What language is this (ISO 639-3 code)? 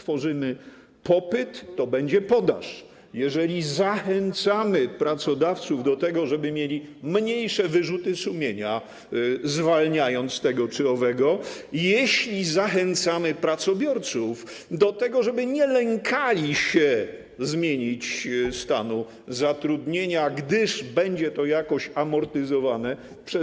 pol